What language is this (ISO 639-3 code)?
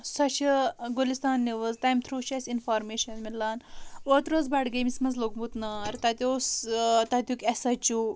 kas